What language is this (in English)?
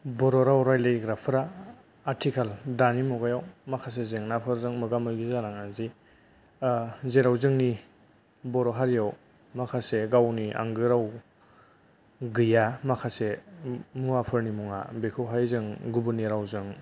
Bodo